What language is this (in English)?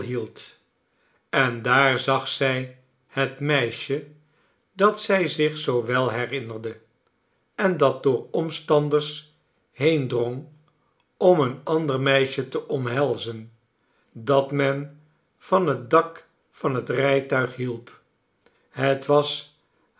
Dutch